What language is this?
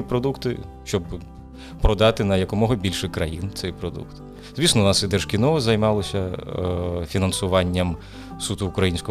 Ukrainian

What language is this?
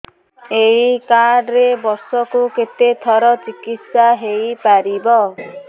Odia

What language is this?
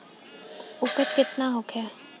Bhojpuri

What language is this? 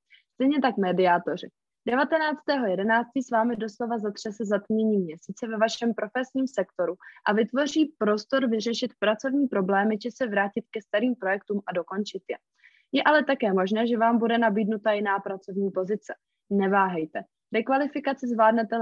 Czech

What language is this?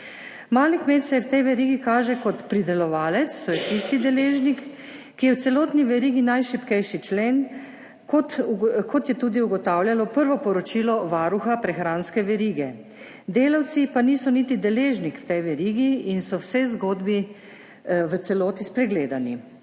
Slovenian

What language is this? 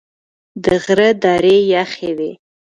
Pashto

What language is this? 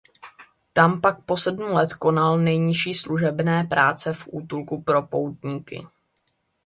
Czech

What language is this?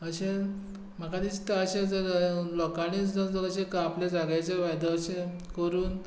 Konkani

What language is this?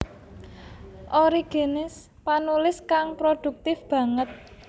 Javanese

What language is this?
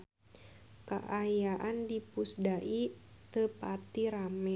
Sundanese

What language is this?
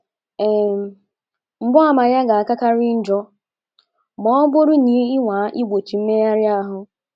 Igbo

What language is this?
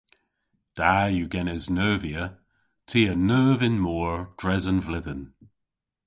Cornish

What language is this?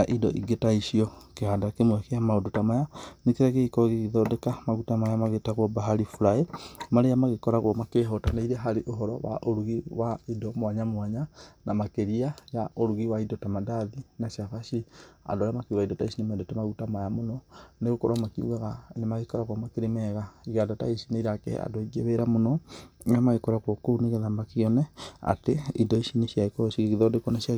Kikuyu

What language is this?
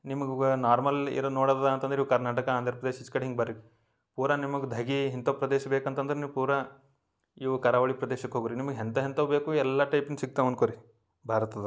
Kannada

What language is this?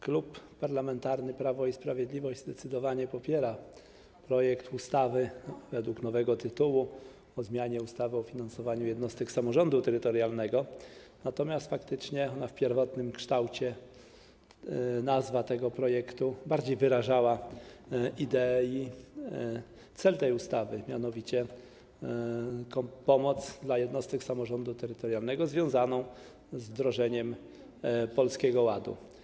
Polish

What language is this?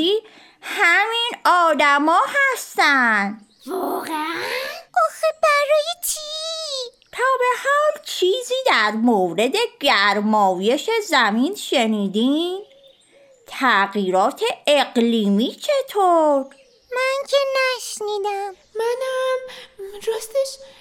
Persian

